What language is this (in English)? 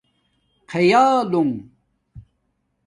Domaaki